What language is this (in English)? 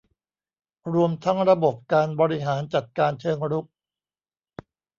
Thai